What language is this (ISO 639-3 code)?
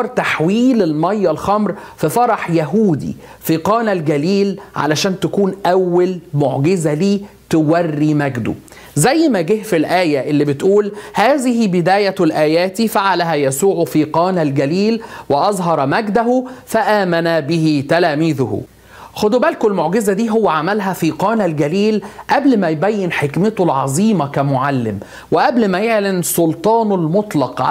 ara